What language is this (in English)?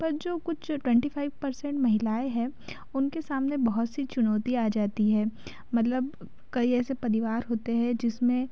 Hindi